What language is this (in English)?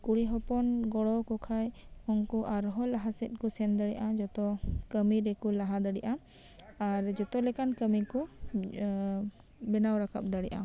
Santali